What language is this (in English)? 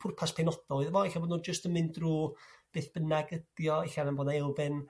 Welsh